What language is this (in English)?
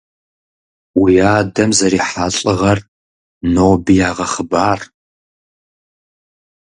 Kabardian